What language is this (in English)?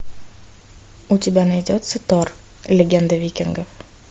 Russian